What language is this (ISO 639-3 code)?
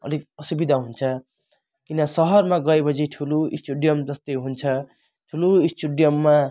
nep